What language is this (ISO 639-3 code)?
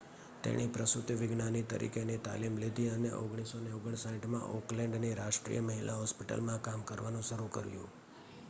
guj